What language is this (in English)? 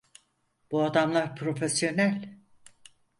Turkish